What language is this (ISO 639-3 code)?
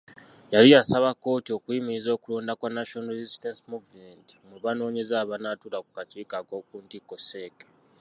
lug